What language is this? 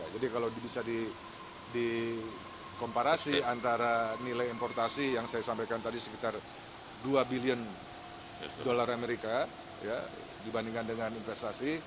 Indonesian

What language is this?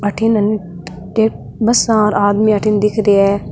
Marwari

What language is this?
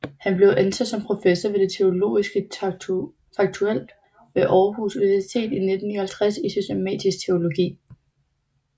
Danish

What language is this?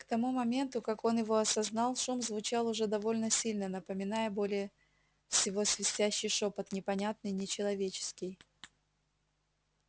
Russian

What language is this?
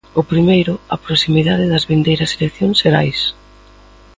Galician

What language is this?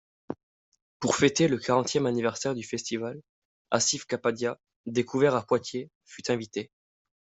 French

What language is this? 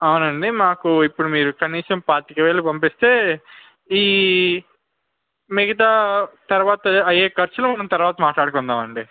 Telugu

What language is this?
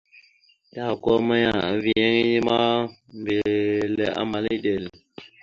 Mada (Cameroon)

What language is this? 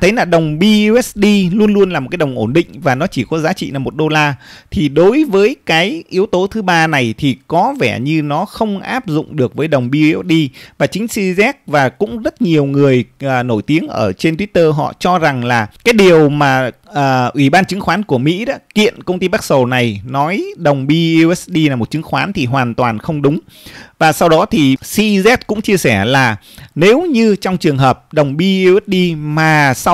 Vietnamese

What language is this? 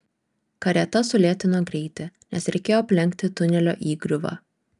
Lithuanian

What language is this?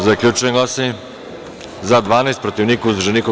Serbian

